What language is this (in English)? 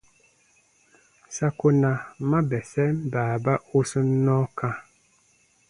Baatonum